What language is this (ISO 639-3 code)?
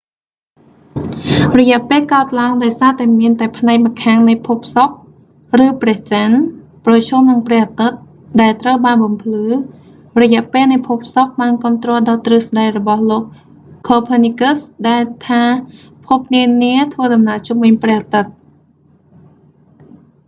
khm